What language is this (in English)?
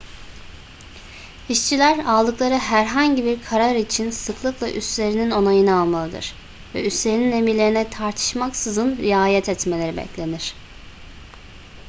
Turkish